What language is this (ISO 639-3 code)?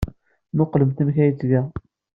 kab